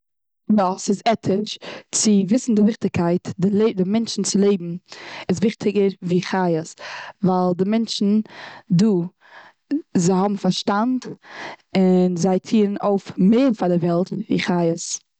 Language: Yiddish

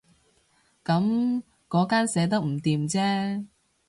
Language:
Cantonese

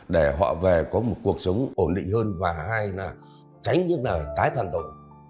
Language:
Vietnamese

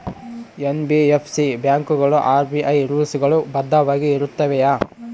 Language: Kannada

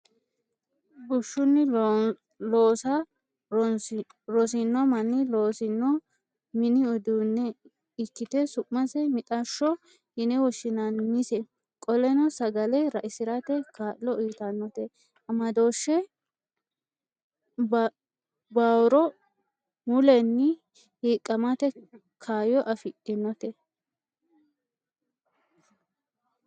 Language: Sidamo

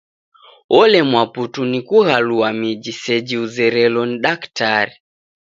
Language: Taita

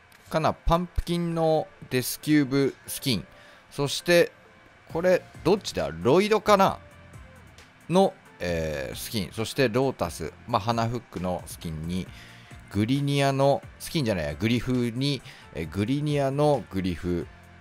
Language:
Japanese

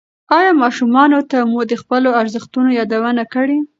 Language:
Pashto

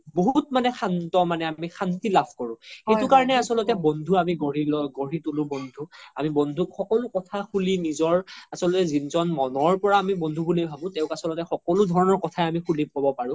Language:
Assamese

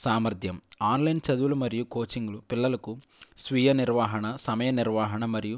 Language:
Telugu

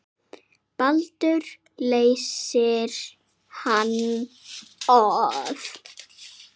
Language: Icelandic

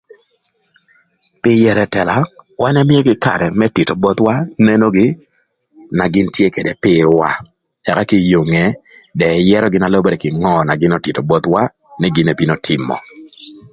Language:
Thur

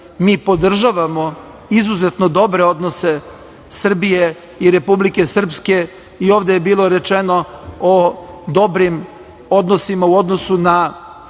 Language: Serbian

